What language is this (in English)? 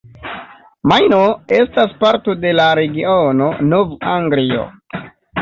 Esperanto